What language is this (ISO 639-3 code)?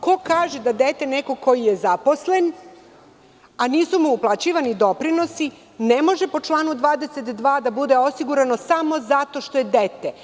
srp